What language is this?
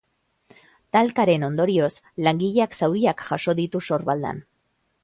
Basque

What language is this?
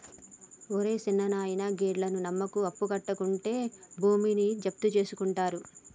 Telugu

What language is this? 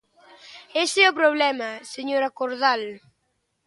Galician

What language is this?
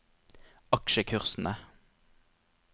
Norwegian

